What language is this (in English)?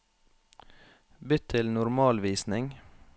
Norwegian